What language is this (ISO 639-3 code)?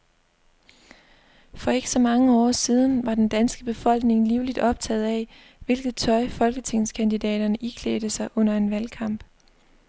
dan